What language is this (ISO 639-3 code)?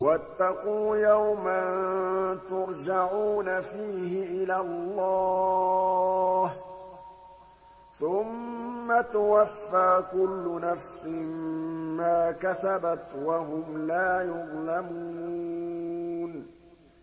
ara